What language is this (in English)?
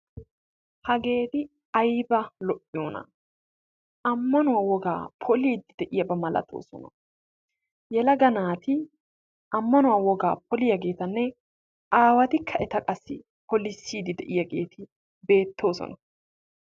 Wolaytta